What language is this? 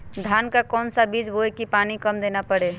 Magahi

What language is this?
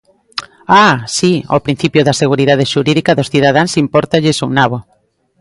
Galician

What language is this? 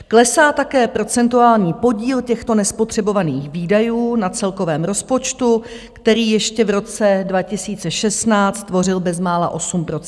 Czech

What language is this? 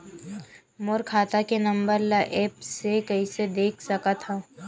Chhattisgarhi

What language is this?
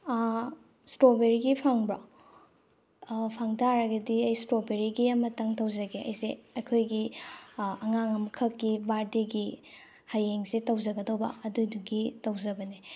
Manipuri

